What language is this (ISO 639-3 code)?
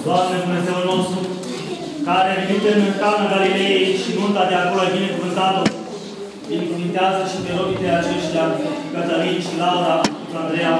ron